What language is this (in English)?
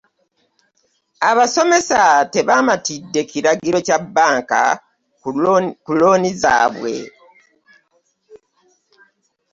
Ganda